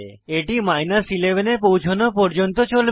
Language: Bangla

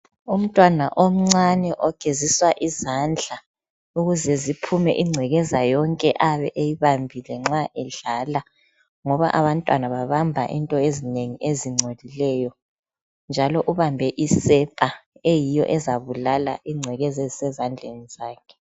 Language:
North Ndebele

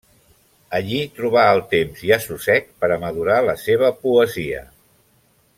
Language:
Catalan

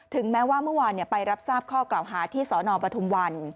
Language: Thai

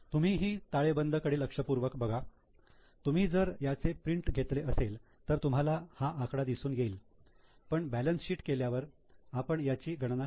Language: Marathi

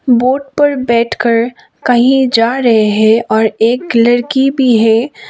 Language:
Hindi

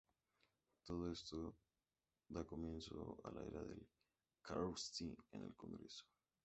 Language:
Spanish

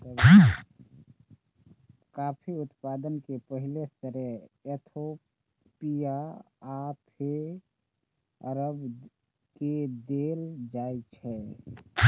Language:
Maithili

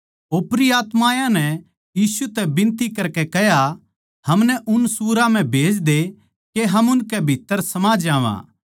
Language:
Haryanvi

